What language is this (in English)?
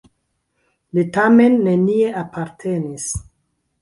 Esperanto